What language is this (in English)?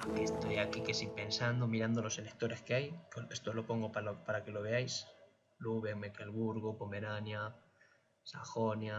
Spanish